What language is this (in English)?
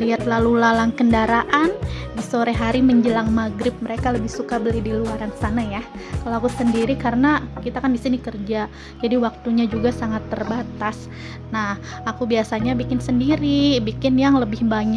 Indonesian